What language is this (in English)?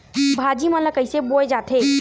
Chhattisgarhi